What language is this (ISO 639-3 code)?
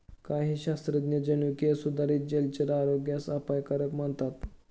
mar